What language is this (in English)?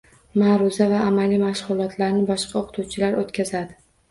Uzbek